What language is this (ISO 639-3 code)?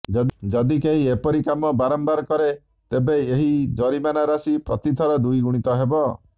ori